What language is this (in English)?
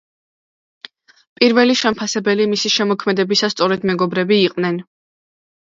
Georgian